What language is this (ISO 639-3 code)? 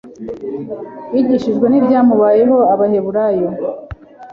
kin